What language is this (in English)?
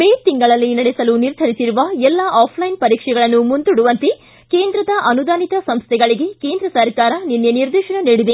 Kannada